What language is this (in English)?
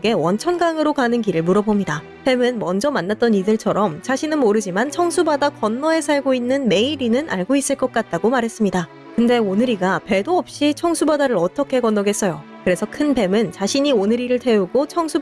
Korean